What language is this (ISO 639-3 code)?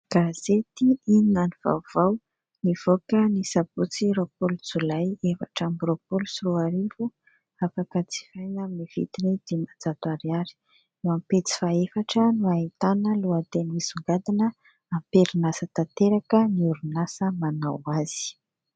mlg